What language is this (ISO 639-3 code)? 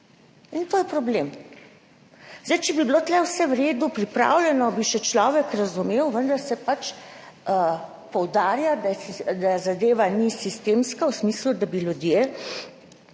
slv